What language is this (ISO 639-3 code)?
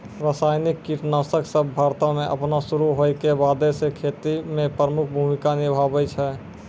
mai